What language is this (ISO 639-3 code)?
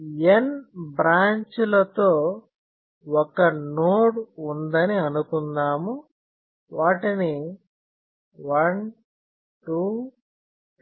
tel